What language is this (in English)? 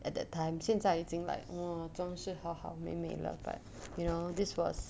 English